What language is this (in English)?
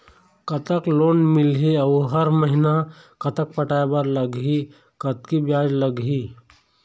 Chhattisgarhi